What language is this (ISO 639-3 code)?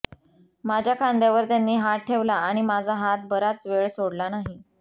mar